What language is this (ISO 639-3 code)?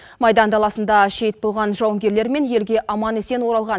kaz